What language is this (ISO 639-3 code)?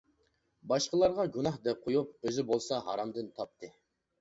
uig